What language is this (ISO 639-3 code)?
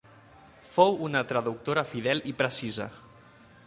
cat